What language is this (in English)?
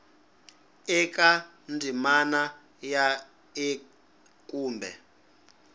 Tsonga